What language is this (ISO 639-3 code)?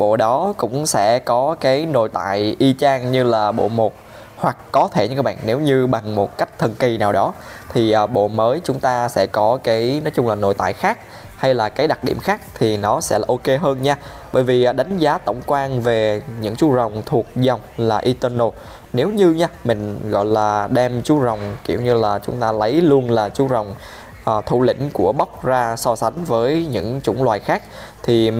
vie